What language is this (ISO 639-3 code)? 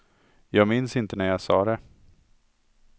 swe